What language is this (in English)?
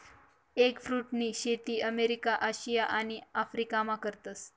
Marathi